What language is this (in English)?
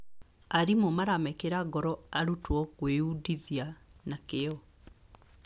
Kikuyu